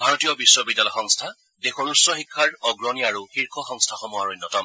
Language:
Assamese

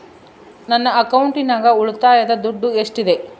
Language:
Kannada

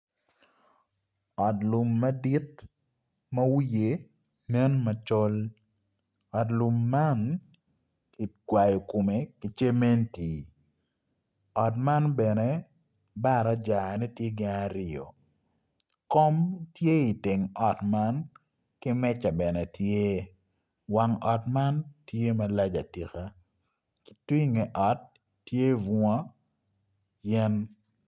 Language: Acoli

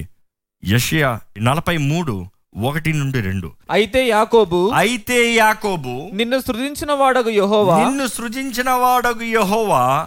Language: Telugu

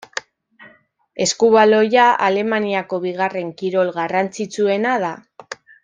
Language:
Basque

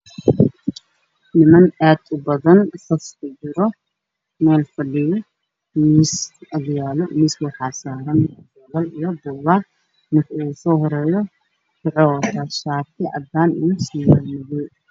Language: Somali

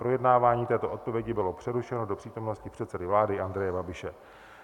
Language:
Czech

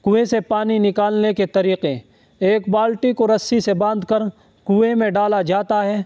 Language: Urdu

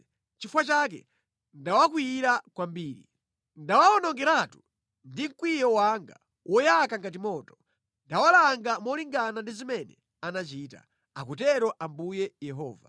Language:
Nyanja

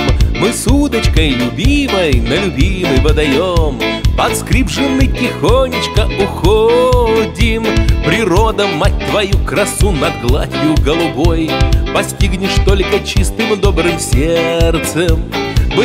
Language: Russian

